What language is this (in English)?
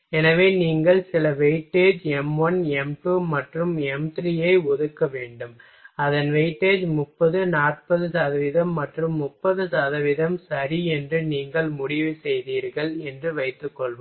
Tamil